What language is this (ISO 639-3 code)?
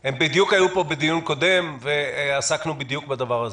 heb